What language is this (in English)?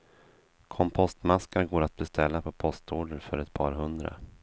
Swedish